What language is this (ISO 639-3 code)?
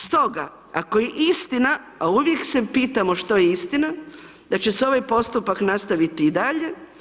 hrv